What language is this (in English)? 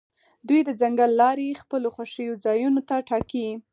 Pashto